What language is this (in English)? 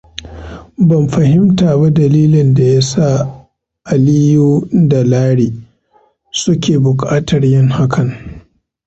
Hausa